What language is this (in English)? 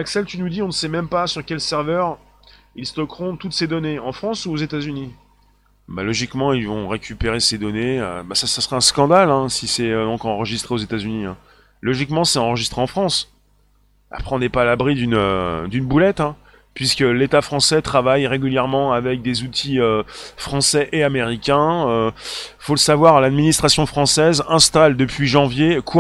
French